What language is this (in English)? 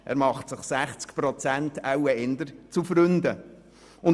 Swiss German